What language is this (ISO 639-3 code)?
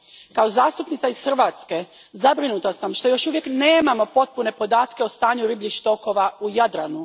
hrv